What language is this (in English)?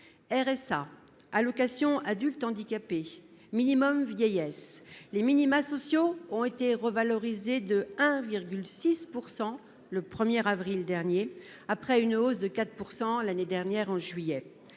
French